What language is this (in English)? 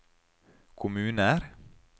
Norwegian